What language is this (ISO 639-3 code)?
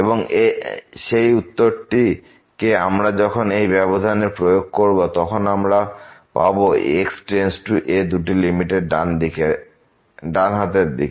ben